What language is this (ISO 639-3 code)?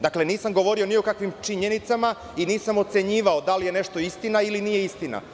srp